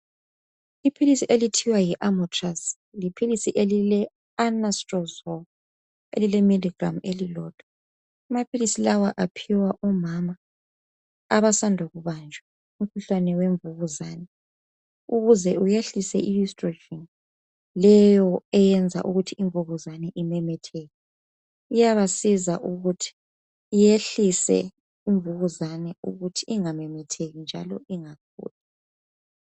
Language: North Ndebele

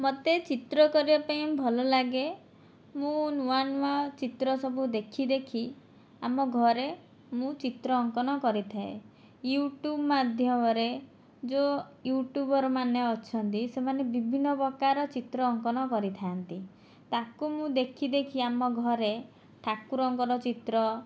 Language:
Odia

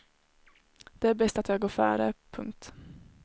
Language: Swedish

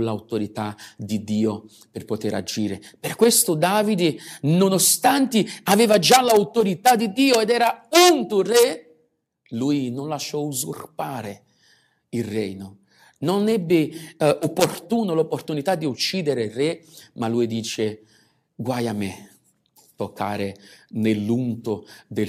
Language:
Italian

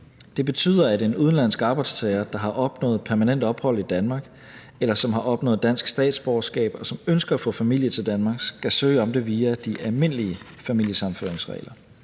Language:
Danish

